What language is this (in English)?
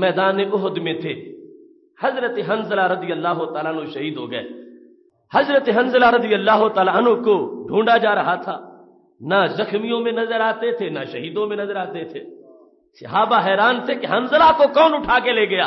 Arabic